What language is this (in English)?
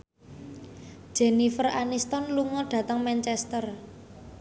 Javanese